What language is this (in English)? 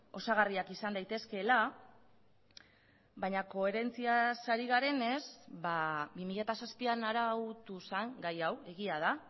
Basque